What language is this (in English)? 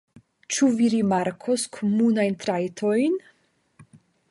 Esperanto